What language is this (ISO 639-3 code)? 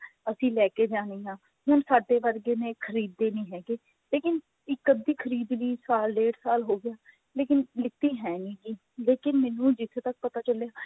pan